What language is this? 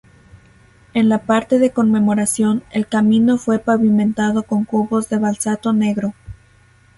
Spanish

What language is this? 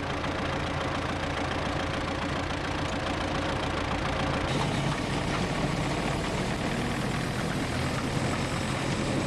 Russian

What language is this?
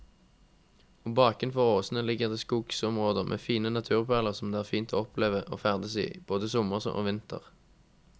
Norwegian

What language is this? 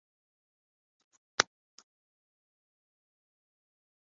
Japanese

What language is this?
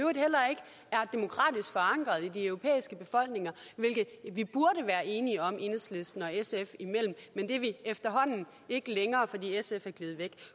Danish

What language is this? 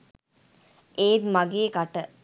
Sinhala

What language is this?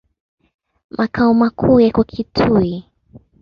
Swahili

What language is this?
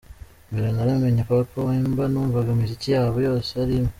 Kinyarwanda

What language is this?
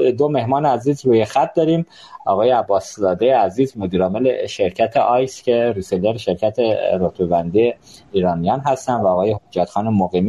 Persian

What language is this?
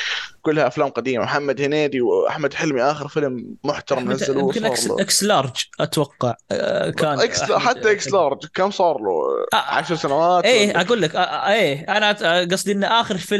Arabic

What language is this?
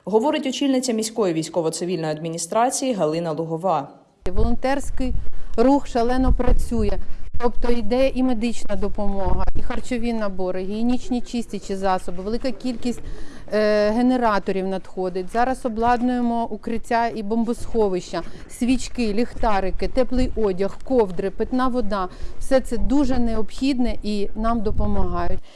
Ukrainian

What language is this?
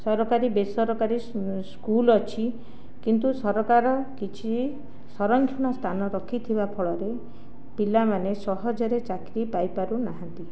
Odia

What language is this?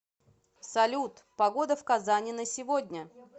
Russian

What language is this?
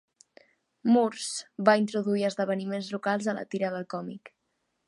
Catalan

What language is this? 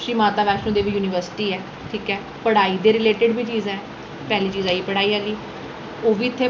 Dogri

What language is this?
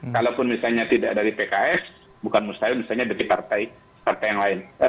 Indonesian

